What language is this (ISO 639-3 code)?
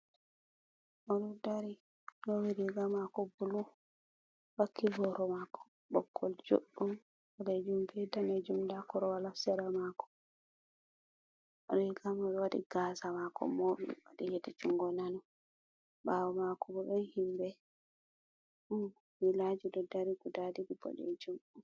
ful